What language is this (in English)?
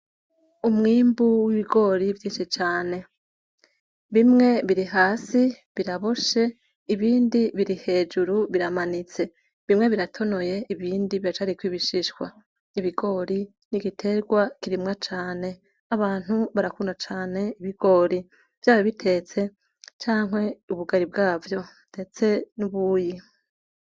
Rundi